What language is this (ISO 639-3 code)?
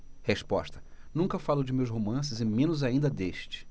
por